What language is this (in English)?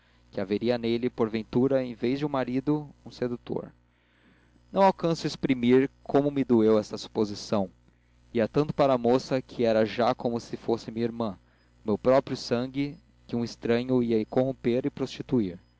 Portuguese